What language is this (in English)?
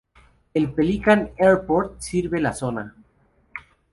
Spanish